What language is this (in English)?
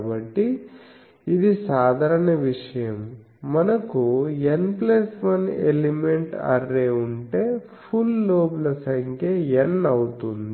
Telugu